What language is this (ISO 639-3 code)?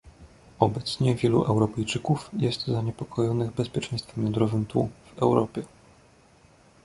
pol